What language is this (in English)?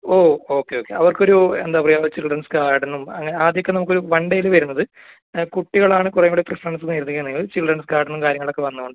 Malayalam